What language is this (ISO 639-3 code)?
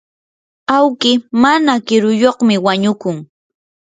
qur